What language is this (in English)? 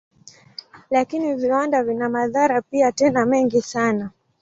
Swahili